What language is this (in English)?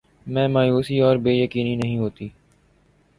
Urdu